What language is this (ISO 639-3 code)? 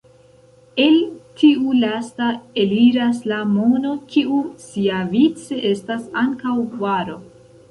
epo